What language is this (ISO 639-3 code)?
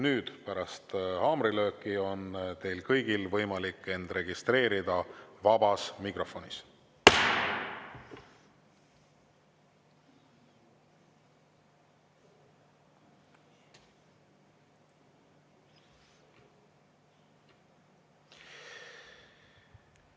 est